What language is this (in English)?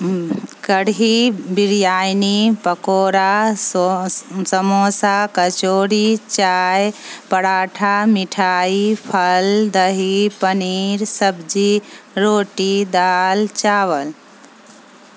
Urdu